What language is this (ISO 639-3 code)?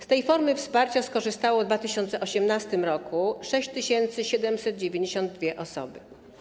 pol